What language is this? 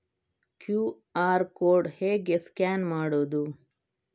Kannada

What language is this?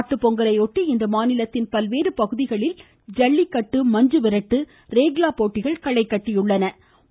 Tamil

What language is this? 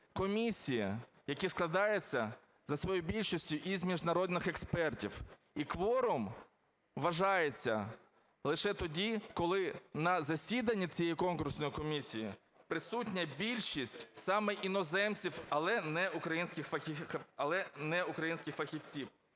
Ukrainian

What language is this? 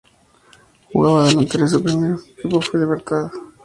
Spanish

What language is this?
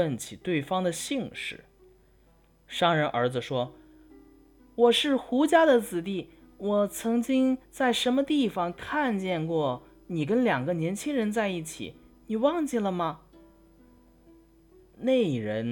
Chinese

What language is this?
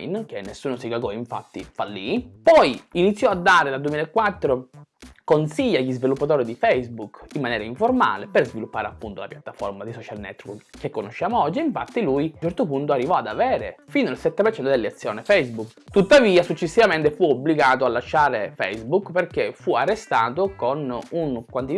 Italian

